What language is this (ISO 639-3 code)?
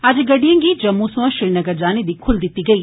doi